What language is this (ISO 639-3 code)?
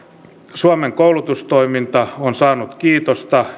fin